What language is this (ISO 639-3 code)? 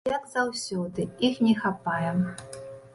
bel